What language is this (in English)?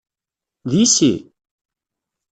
Kabyle